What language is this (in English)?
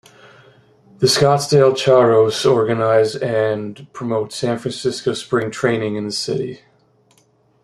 English